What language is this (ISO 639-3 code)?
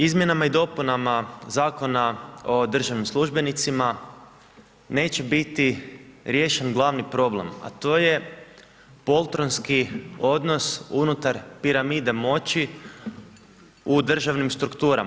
hrv